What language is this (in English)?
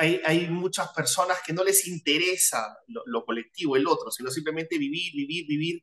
Spanish